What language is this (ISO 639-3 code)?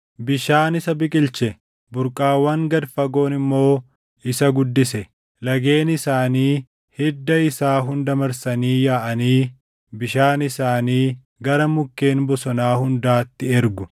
orm